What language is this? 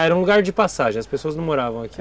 Portuguese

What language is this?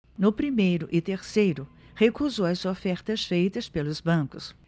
Portuguese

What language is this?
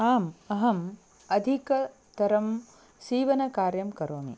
Sanskrit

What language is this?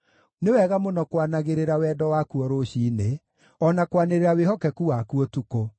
Kikuyu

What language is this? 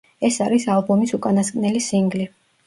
Georgian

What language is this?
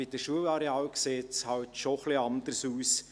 Swiss German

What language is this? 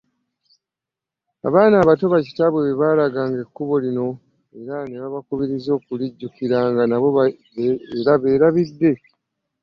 Ganda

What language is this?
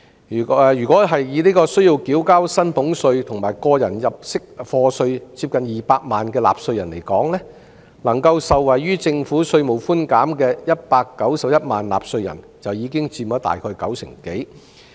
Cantonese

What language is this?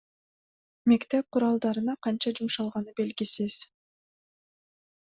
Kyrgyz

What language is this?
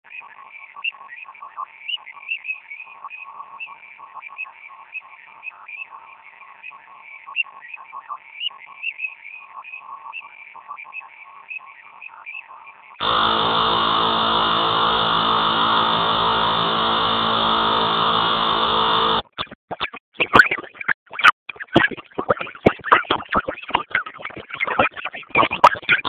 Swahili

